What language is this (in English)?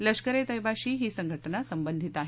Marathi